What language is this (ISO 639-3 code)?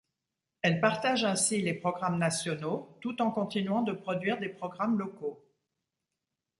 fra